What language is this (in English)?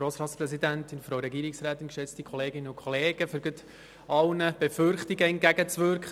Swiss German